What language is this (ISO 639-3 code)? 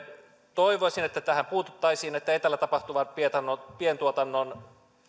fin